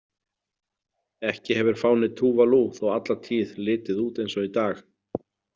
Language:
Icelandic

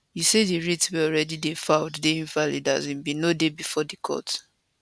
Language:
Nigerian Pidgin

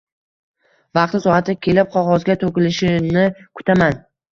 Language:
Uzbek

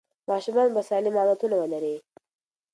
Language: Pashto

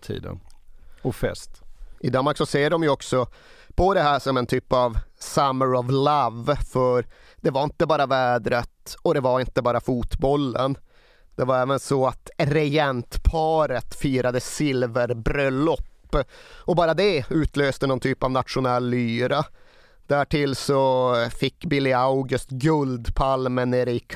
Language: Swedish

